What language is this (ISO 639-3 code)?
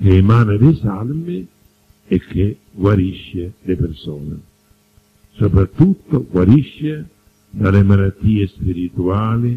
ita